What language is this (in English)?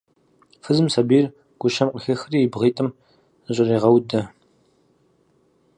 Kabardian